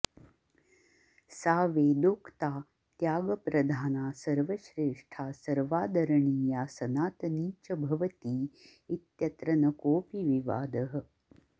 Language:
Sanskrit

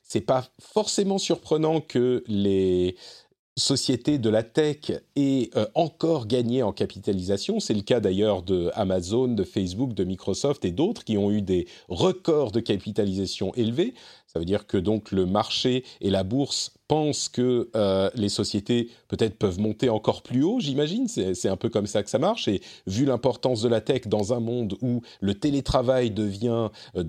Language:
French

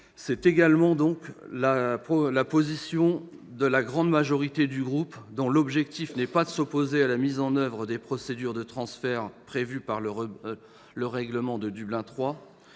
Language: French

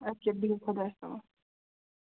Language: Kashmiri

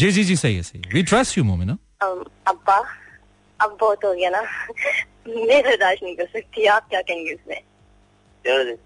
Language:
Hindi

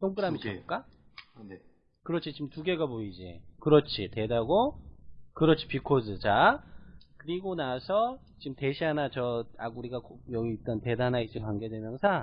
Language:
Korean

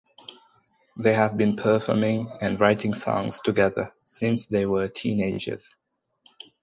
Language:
English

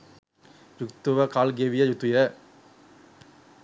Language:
Sinhala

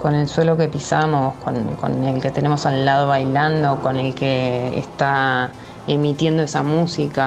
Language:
Spanish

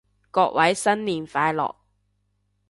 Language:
Cantonese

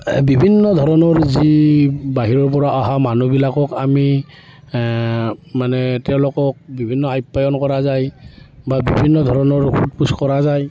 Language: Assamese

